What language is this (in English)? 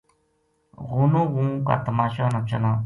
Gujari